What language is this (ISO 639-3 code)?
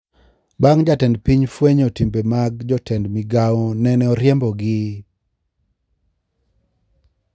luo